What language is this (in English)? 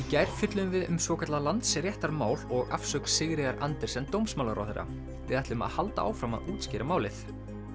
Icelandic